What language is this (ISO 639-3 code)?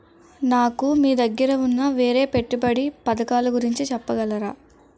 tel